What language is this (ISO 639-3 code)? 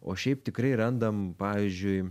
lit